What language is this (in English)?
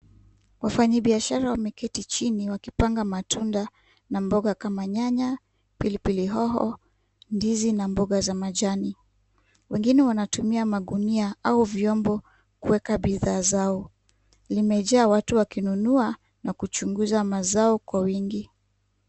Swahili